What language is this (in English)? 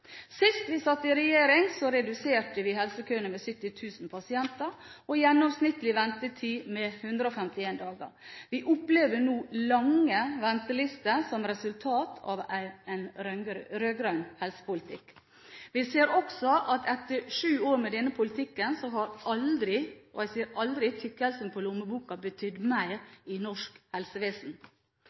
Norwegian Bokmål